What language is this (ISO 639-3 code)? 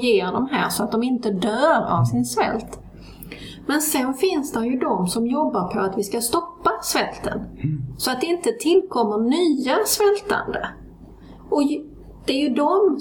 swe